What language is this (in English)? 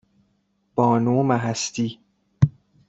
Persian